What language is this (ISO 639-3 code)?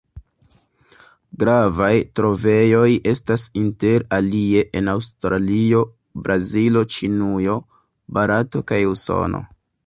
epo